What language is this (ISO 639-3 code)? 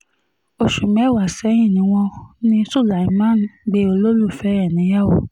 yor